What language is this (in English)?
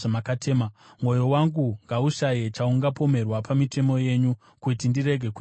Shona